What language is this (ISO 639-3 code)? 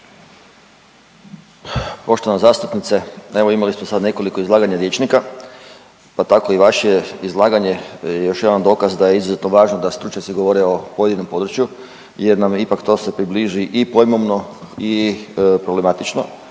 hrv